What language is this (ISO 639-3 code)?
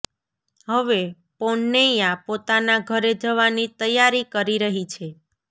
guj